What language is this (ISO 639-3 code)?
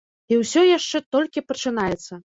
bel